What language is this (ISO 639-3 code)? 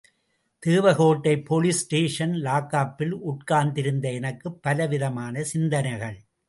tam